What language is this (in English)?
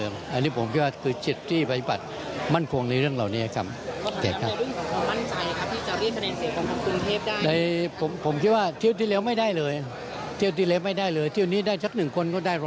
Thai